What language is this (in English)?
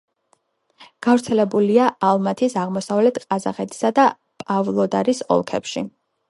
Georgian